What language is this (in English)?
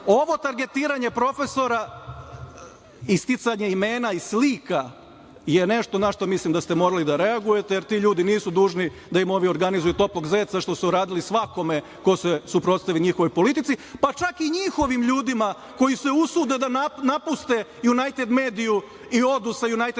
Serbian